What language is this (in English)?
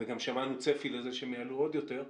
Hebrew